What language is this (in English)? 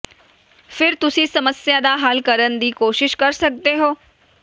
Punjabi